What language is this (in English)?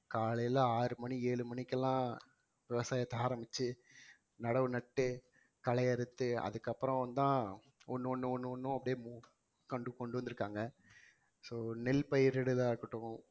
Tamil